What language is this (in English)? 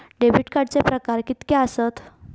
Marathi